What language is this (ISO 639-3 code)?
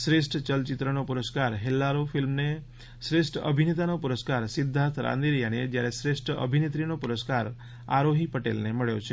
guj